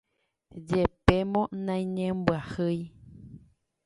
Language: Guarani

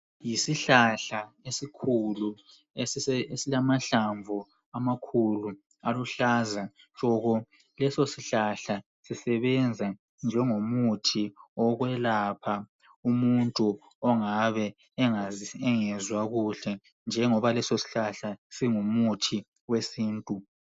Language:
North Ndebele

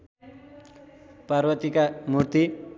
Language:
Nepali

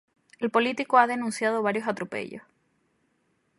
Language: Spanish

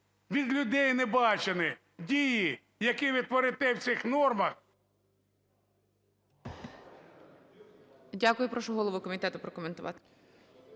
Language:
Ukrainian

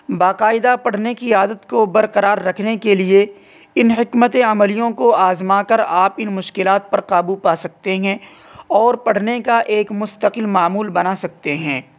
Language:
Urdu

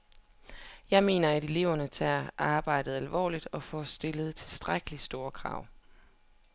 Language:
Danish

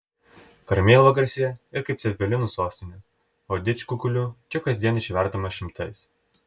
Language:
Lithuanian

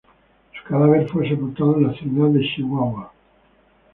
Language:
Spanish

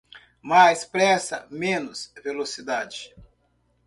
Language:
Portuguese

